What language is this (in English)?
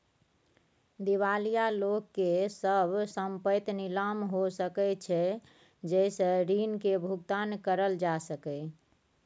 Maithili